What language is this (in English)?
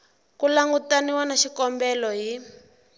Tsonga